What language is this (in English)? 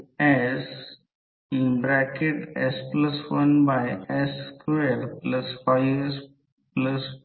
Marathi